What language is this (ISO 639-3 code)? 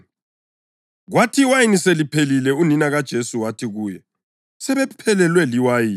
nde